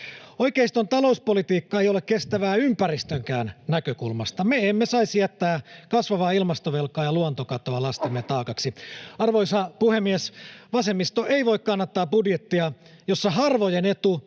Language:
Finnish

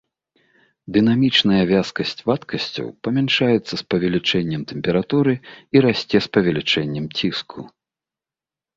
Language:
Belarusian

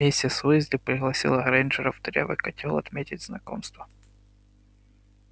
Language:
Russian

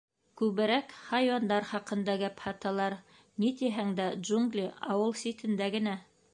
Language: Bashkir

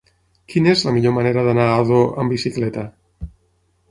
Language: Catalan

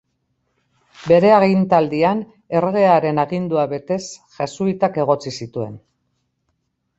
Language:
Basque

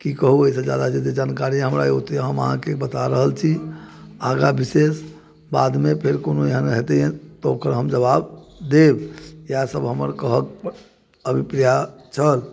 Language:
Maithili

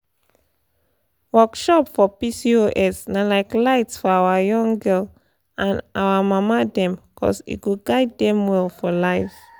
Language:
Nigerian Pidgin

